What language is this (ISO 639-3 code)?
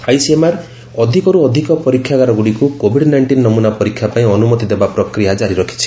ori